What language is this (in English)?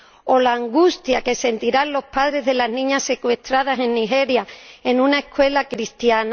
Spanish